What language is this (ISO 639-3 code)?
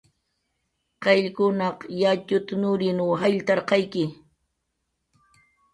jqr